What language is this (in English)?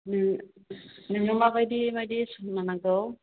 Bodo